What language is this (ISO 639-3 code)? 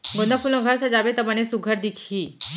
hne